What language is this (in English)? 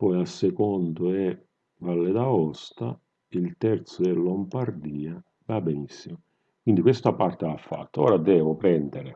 Italian